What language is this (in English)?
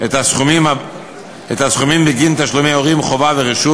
Hebrew